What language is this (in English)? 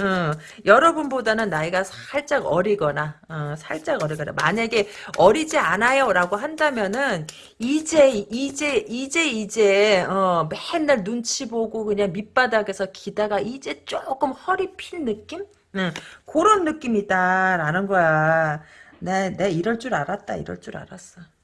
Korean